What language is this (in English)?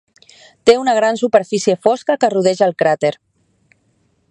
Catalan